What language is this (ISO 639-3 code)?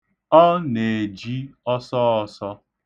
ibo